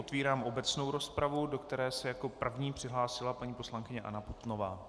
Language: Czech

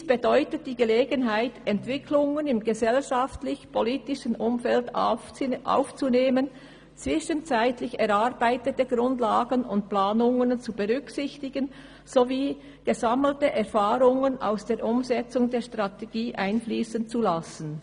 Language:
Swiss German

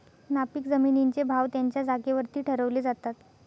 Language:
Marathi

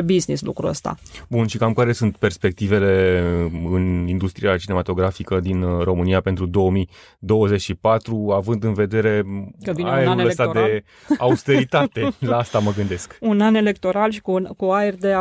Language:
Romanian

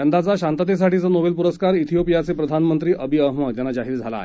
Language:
Marathi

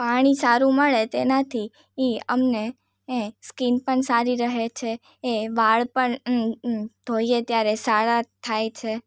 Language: Gujarati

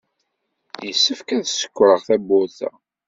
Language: Kabyle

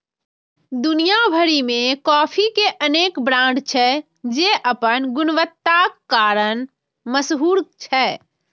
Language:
Maithili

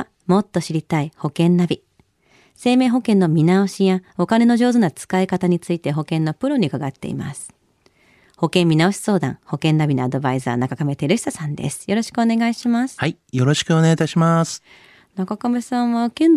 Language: Japanese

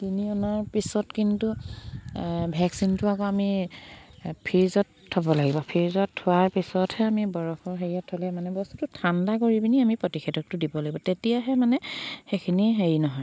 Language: Assamese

